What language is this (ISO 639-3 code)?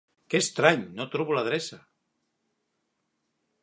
cat